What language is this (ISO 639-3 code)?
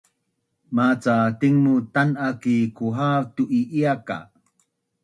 bnn